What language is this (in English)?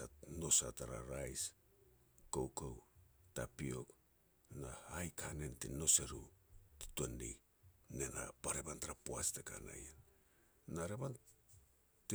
Petats